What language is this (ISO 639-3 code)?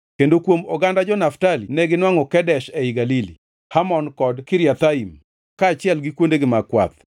luo